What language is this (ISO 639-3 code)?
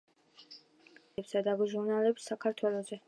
kat